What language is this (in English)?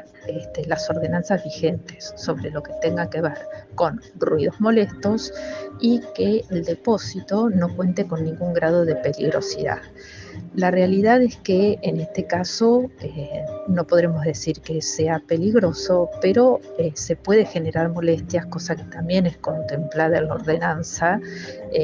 Spanish